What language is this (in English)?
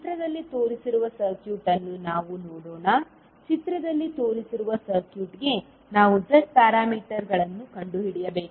Kannada